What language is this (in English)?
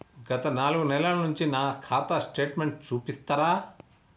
Telugu